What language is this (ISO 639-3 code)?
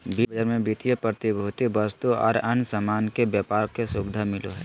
mag